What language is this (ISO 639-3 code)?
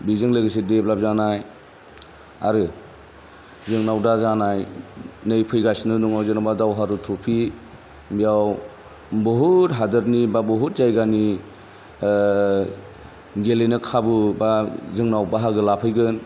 brx